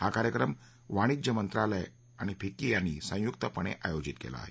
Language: Marathi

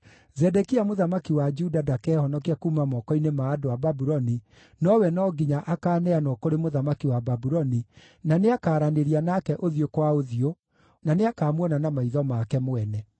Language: Kikuyu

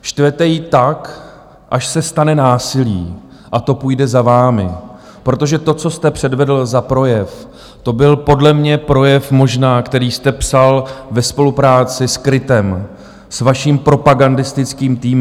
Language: Czech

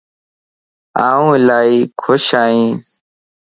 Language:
Lasi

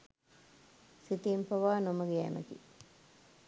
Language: Sinhala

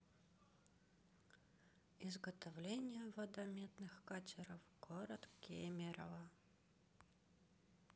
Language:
Russian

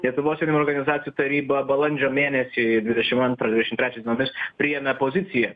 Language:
Lithuanian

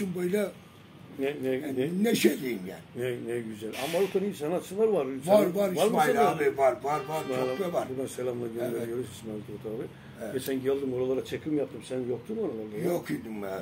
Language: Turkish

